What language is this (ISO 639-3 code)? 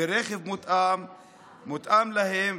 heb